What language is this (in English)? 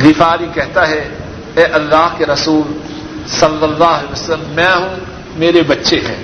Urdu